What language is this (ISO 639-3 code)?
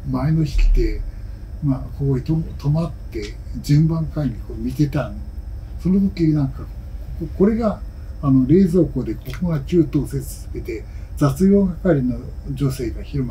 jpn